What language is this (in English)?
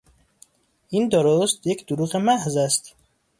Persian